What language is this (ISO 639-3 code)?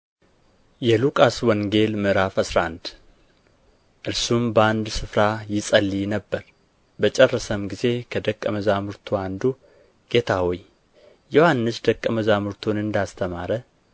amh